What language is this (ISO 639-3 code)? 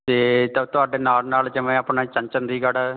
pan